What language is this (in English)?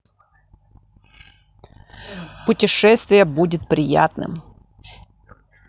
Russian